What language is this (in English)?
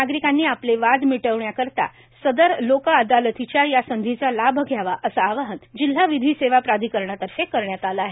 Marathi